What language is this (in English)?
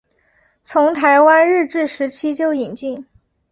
Chinese